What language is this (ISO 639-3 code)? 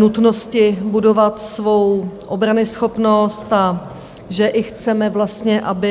ces